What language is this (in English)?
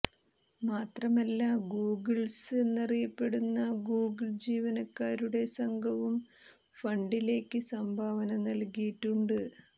Malayalam